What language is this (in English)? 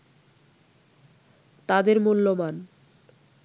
Bangla